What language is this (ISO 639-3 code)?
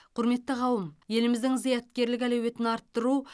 kaz